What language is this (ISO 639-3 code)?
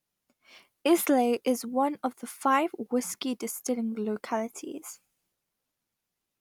eng